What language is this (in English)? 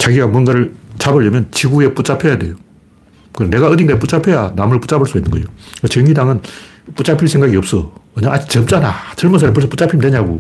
Korean